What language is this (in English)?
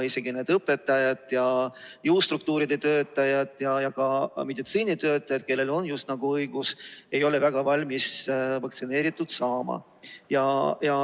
Estonian